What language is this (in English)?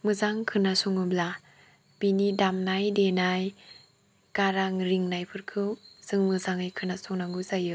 Bodo